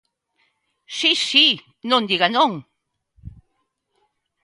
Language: Galician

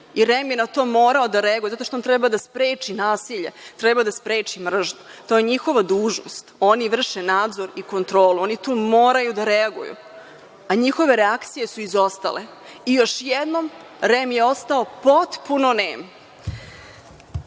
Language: Serbian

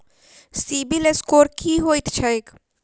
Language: Maithili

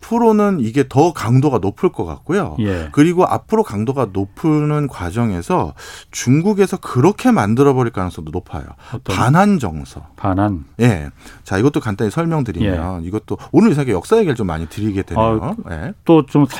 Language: Korean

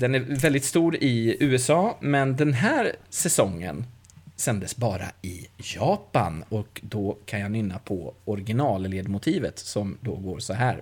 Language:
Swedish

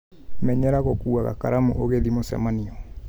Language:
Kikuyu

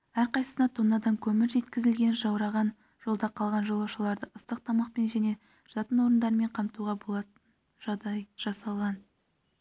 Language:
Kazakh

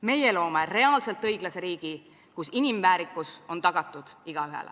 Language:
Estonian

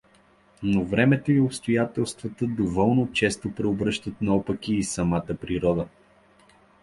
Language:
Bulgarian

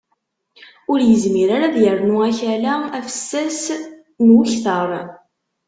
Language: Kabyle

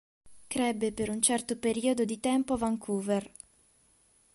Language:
Italian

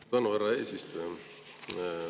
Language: Estonian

